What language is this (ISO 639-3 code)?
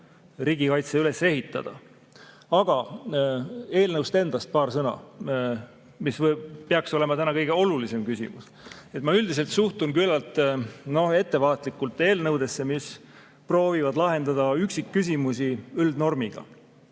est